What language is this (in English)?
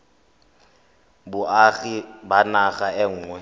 Tswana